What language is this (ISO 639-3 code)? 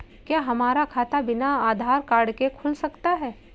hin